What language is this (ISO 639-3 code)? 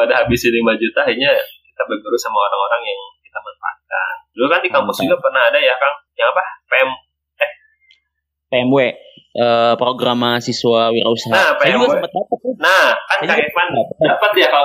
ind